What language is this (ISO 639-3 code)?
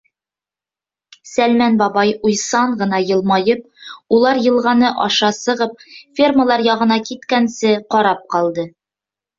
bak